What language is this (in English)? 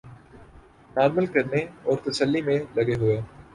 Urdu